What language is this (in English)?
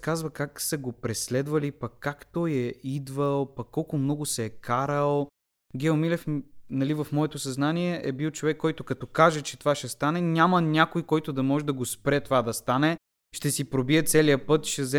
Bulgarian